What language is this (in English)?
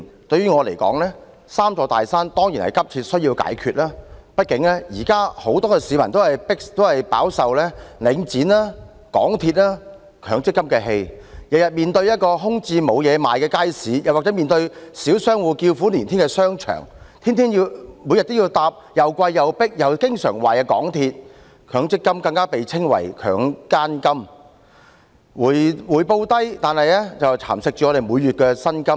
Cantonese